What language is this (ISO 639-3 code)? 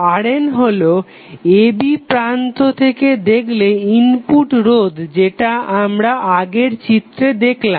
ben